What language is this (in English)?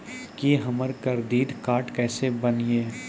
Maithili